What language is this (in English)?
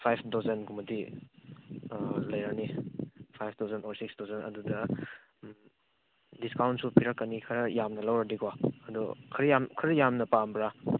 Manipuri